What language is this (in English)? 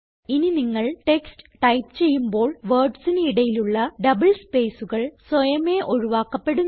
Malayalam